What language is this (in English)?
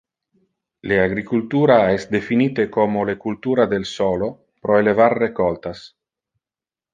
Interlingua